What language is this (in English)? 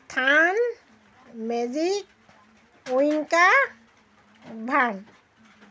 Assamese